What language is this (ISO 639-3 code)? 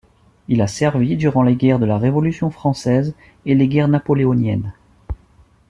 fra